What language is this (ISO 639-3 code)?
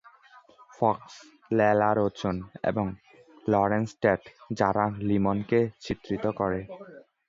ben